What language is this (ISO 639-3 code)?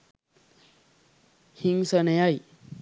sin